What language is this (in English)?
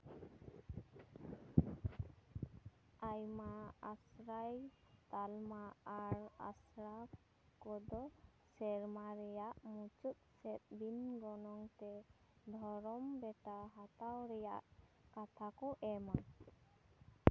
Santali